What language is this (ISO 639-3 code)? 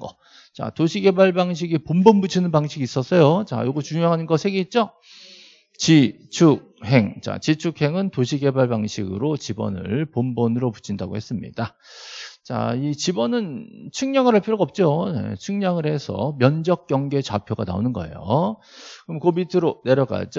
kor